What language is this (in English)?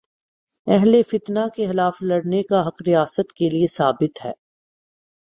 Urdu